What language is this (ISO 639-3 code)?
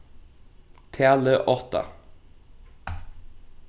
fao